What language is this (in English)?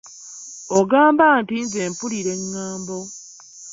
Ganda